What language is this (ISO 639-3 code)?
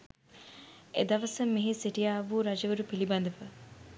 sin